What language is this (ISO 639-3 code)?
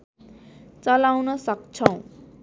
nep